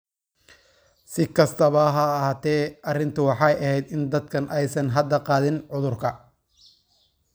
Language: Somali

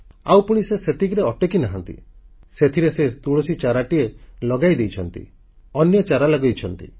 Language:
Odia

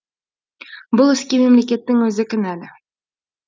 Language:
Kazakh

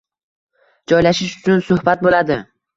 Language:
Uzbek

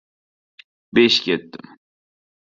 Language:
Uzbek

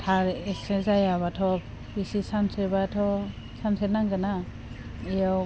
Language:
Bodo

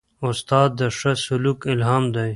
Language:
Pashto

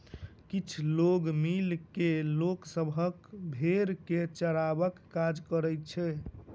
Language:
Maithili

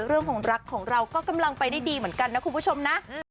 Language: Thai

